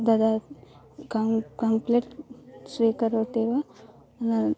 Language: Sanskrit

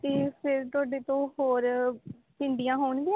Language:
Punjabi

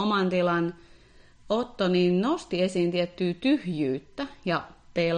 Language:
Finnish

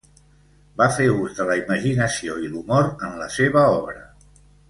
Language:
Catalan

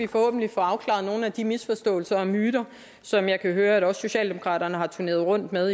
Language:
Danish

